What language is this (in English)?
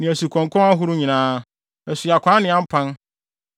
Akan